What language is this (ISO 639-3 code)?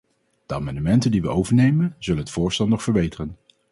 nld